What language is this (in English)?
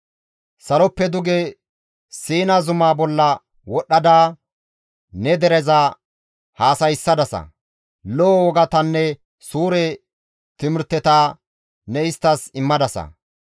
Gamo